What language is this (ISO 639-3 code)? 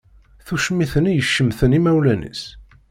kab